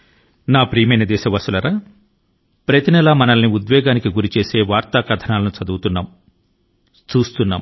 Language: Telugu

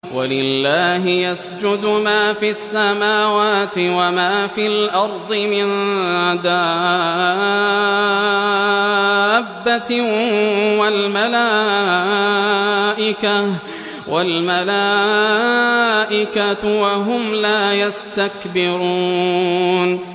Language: Arabic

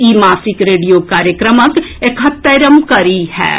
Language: Maithili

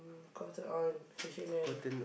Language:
English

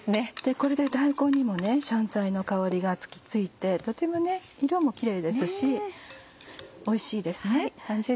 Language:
Japanese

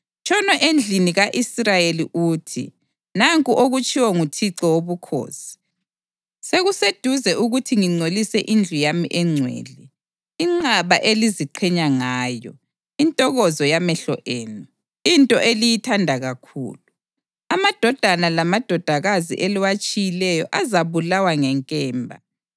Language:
North Ndebele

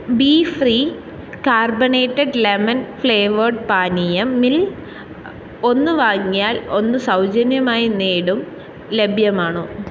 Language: Malayalam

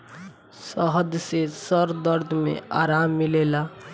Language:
Bhojpuri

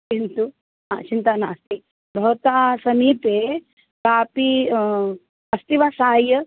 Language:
Sanskrit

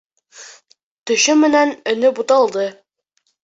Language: Bashkir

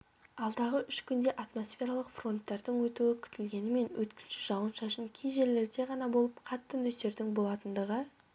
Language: Kazakh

